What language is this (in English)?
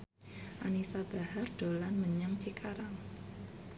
Javanese